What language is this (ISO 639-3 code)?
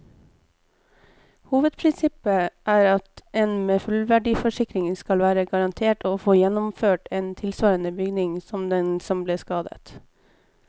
nor